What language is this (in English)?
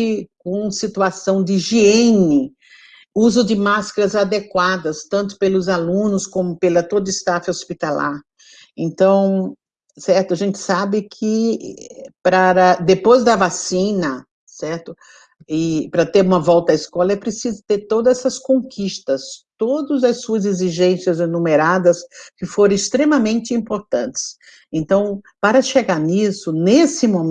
Portuguese